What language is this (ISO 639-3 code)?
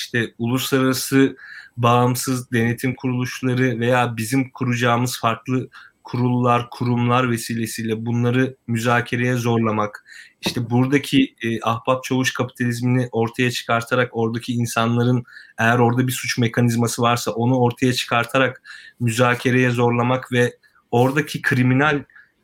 tur